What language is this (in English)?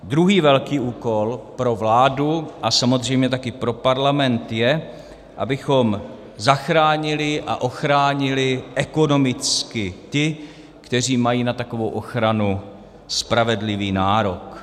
Czech